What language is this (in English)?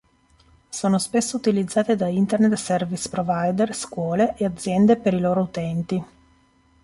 Italian